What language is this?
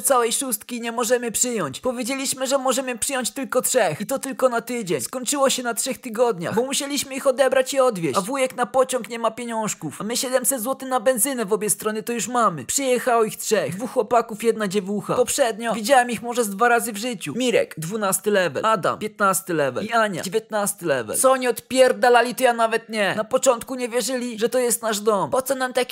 Polish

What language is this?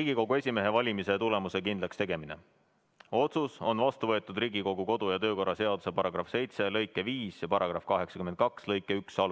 Estonian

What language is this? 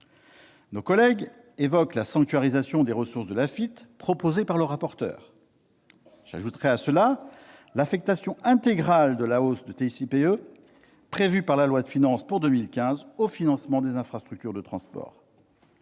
French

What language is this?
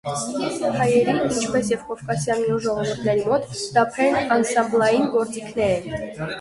Armenian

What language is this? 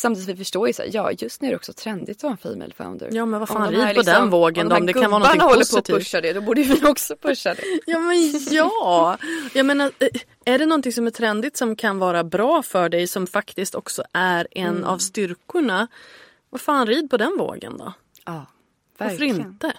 Swedish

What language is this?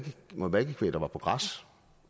Danish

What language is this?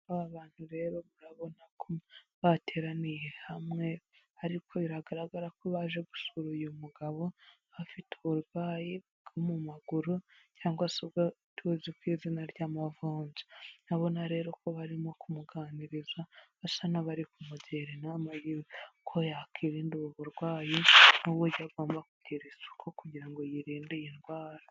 Kinyarwanda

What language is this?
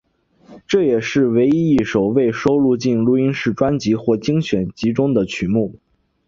Chinese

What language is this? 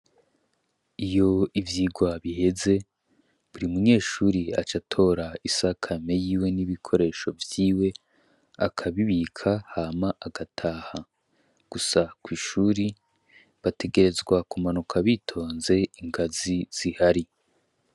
Rundi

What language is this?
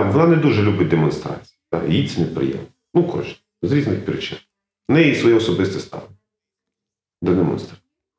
Ukrainian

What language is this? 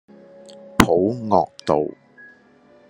Cantonese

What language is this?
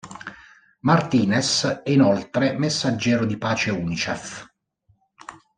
Italian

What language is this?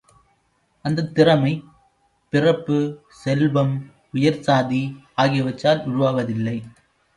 Tamil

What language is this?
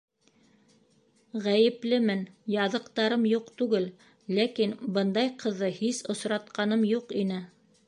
Bashkir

